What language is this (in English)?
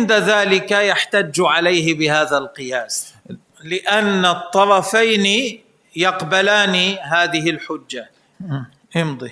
Arabic